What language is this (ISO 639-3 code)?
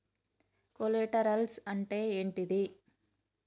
tel